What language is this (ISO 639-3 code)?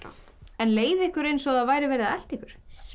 isl